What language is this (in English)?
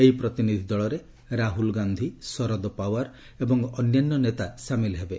Odia